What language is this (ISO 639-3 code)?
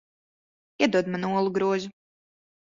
lav